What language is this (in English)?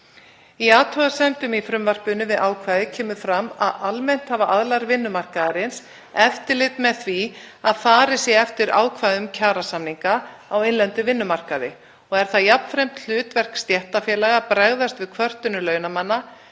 Icelandic